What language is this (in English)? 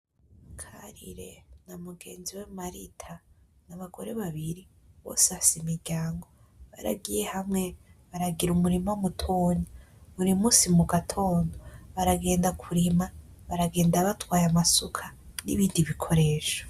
Rundi